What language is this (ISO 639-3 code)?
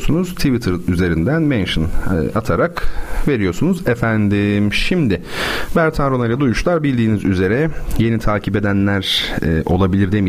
tur